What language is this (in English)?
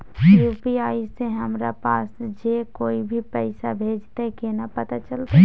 Maithili